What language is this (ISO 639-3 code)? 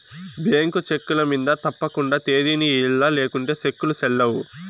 tel